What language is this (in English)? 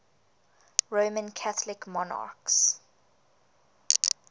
English